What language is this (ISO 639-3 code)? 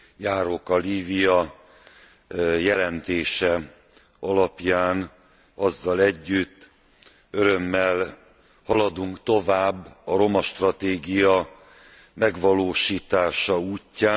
hun